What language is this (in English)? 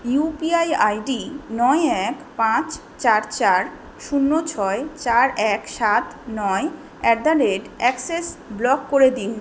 Bangla